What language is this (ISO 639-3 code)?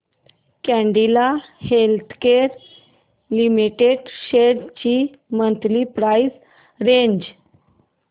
mar